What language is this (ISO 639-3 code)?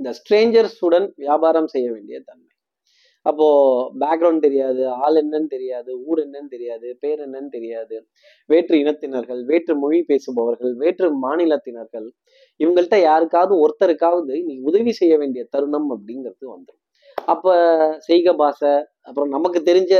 tam